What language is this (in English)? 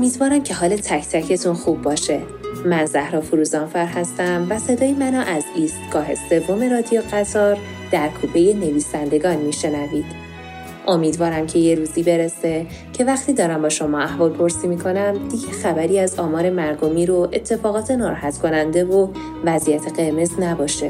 Persian